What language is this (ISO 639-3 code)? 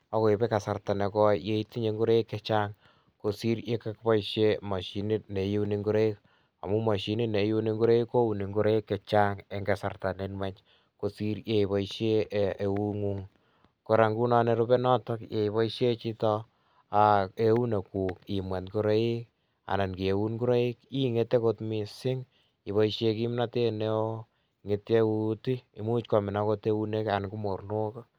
kln